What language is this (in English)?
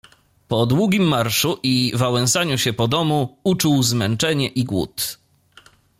Polish